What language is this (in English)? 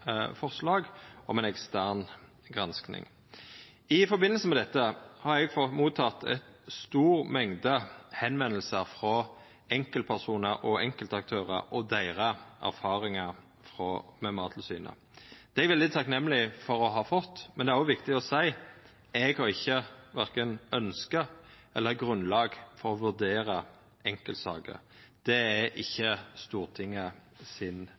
Norwegian Nynorsk